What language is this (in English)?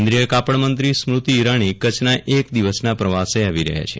Gujarati